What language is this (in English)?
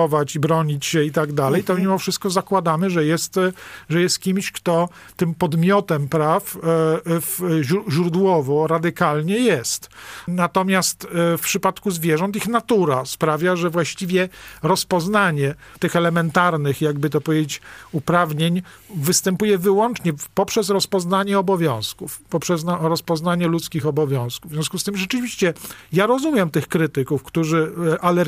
Polish